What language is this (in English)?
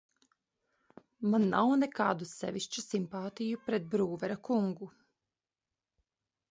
Latvian